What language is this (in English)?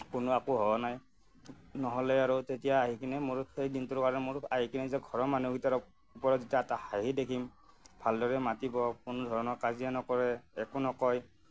Assamese